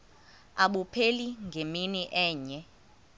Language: Xhosa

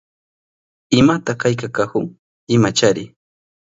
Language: Southern Pastaza Quechua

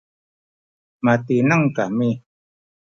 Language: Sakizaya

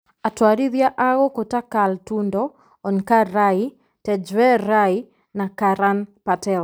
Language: Kikuyu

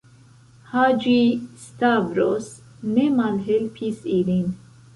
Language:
Esperanto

